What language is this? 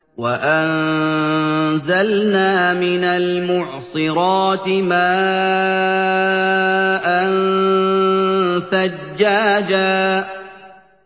Arabic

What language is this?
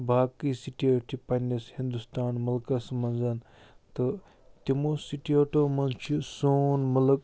Kashmiri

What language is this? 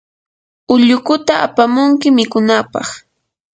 Yanahuanca Pasco Quechua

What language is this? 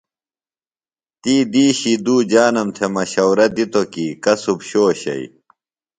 Phalura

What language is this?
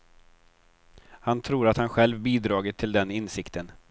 Swedish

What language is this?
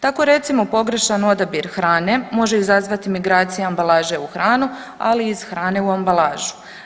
Croatian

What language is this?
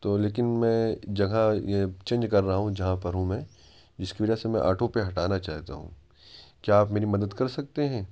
Urdu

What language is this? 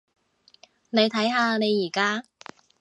Cantonese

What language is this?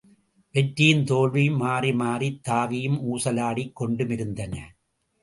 Tamil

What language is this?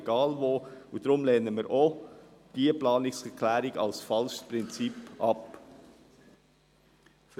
Swiss German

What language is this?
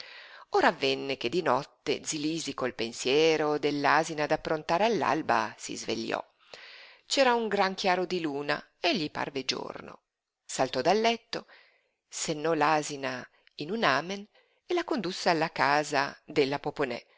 Italian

